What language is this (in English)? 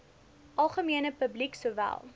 Afrikaans